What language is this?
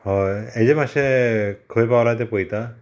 Konkani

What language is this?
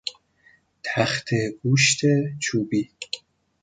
Persian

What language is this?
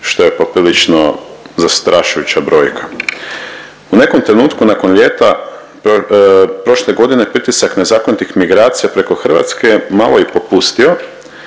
Croatian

